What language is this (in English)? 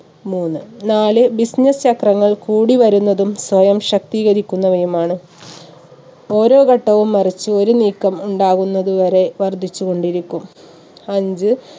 Malayalam